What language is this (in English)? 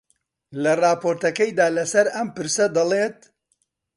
Central Kurdish